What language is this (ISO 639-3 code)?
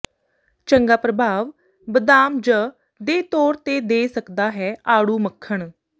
pan